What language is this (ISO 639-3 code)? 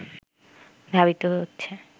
ben